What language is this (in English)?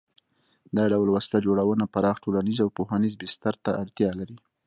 Pashto